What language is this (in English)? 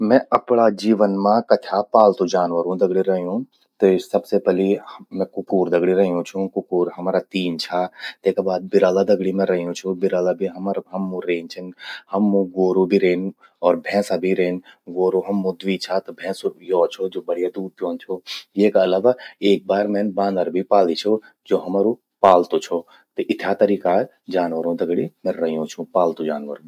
Garhwali